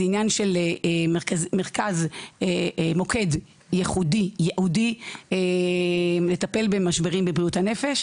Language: Hebrew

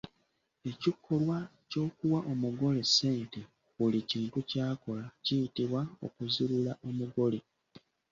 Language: Ganda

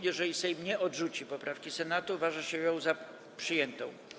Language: Polish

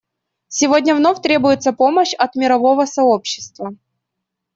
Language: Russian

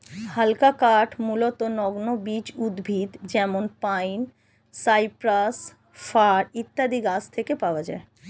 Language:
Bangla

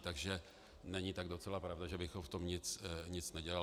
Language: Czech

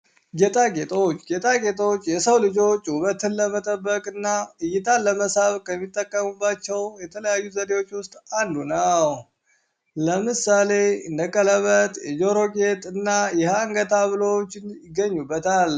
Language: Amharic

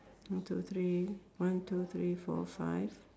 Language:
English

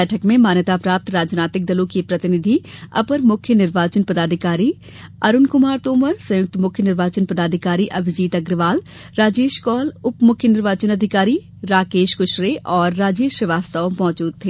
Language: Hindi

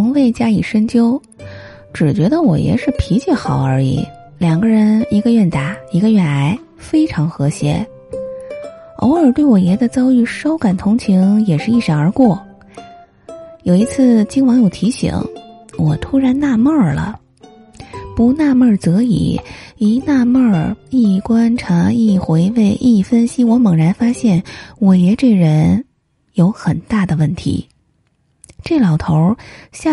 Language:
Chinese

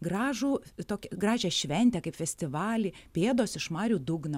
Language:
Lithuanian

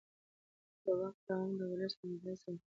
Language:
Pashto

